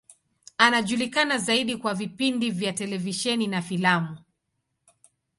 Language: Swahili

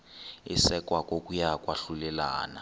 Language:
Xhosa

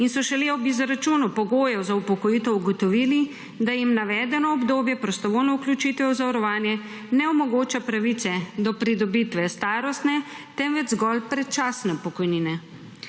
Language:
Slovenian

